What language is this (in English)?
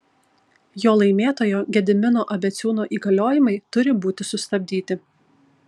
Lithuanian